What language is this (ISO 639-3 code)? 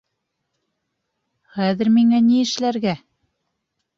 bak